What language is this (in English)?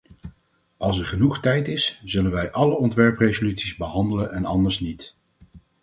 Dutch